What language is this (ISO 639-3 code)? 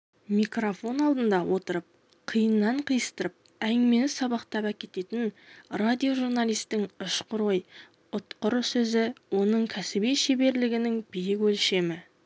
kaz